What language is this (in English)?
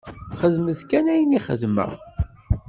Kabyle